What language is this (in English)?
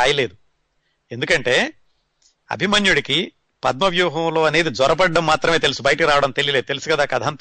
Telugu